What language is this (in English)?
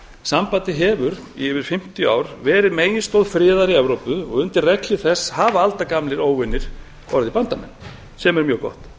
Icelandic